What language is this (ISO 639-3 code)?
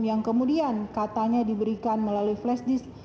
ind